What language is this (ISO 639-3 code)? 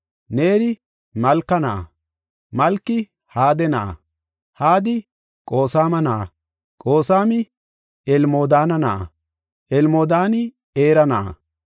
gof